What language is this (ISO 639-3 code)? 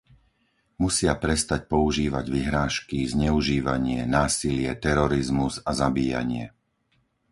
slk